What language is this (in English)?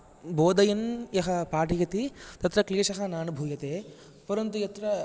Sanskrit